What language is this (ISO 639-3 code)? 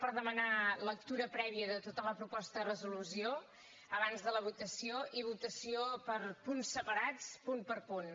cat